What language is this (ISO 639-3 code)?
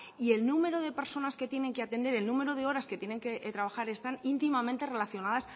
spa